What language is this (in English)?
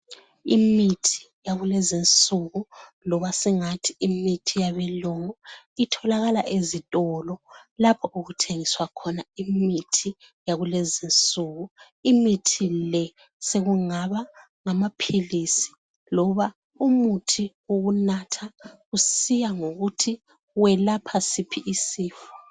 North Ndebele